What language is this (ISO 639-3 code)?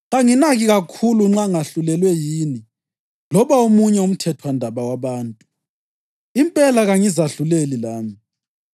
nde